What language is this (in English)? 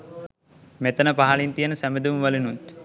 Sinhala